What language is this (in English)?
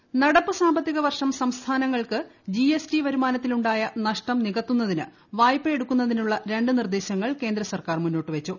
Malayalam